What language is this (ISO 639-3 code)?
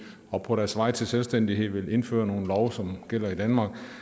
dan